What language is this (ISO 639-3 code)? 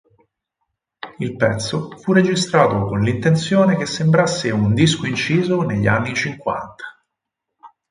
ita